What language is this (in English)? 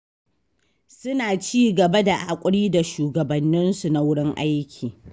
Hausa